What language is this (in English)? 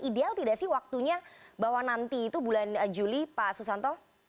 Indonesian